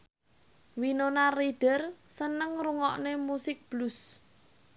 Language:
Javanese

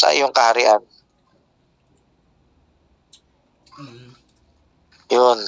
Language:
Filipino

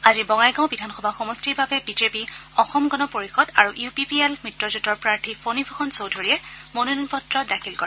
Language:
Assamese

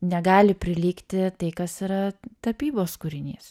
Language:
Lithuanian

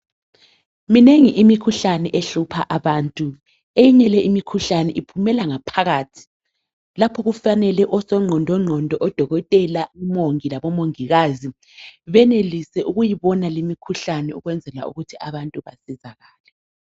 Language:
North Ndebele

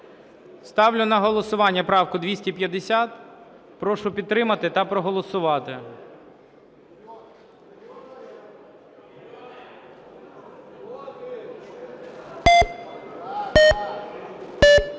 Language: Ukrainian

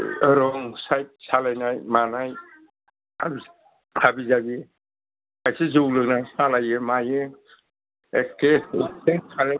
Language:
Bodo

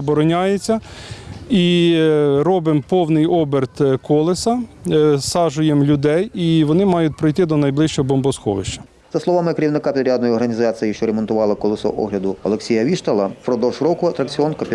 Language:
Ukrainian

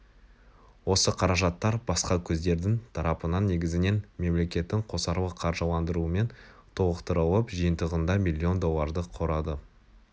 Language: Kazakh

